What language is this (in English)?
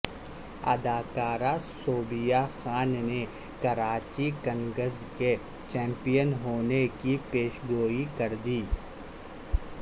Urdu